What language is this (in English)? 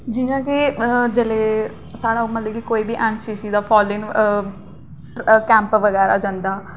Dogri